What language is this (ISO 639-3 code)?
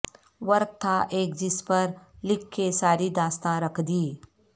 urd